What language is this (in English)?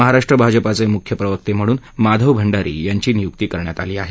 Marathi